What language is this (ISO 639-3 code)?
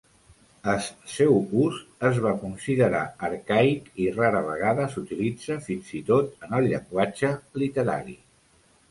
cat